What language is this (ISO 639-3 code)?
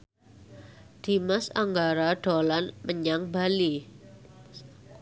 jav